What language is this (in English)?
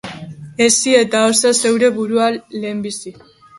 Basque